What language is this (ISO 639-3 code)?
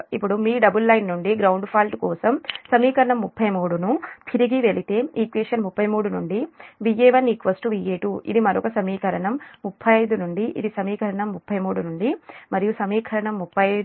tel